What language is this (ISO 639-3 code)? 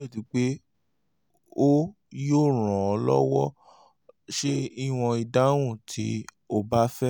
yor